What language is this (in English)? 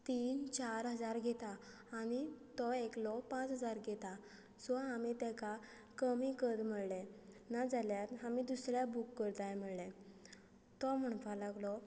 Konkani